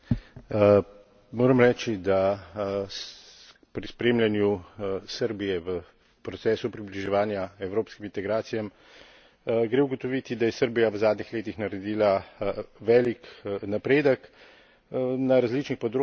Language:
Slovenian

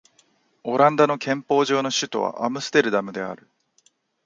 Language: Japanese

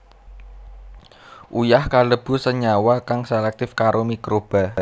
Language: Javanese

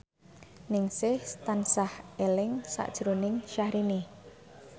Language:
Javanese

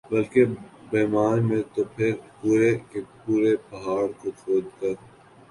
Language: Urdu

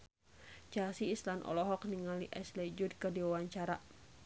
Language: Sundanese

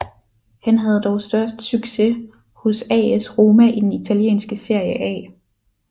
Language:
Danish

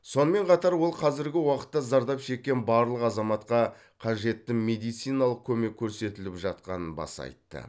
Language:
Kazakh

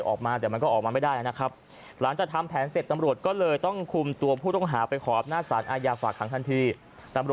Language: Thai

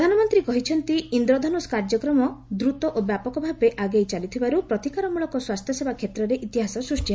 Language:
Odia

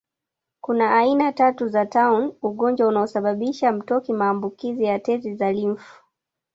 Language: Swahili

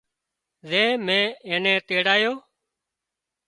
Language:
Wadiyara Koli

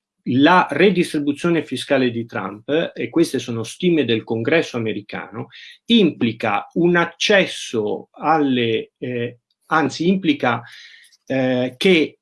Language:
Italian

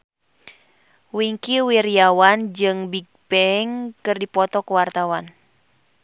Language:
Sundanese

